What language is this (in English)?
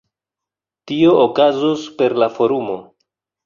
Esperanto